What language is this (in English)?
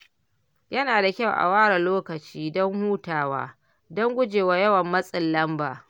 Hausa